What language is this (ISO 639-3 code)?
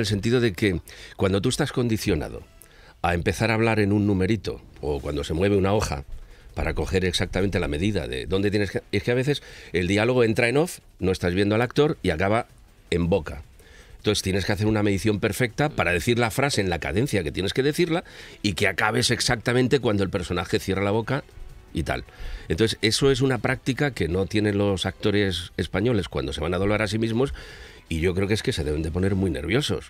spa